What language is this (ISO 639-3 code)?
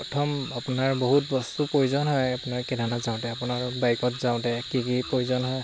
asm